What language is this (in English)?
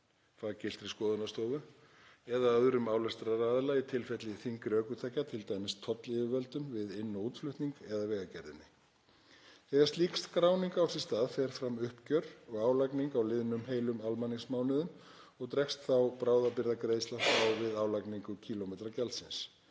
Icelandic